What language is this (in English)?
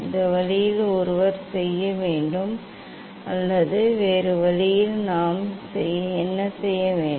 Tamil